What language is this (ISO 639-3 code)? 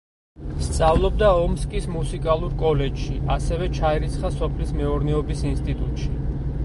kat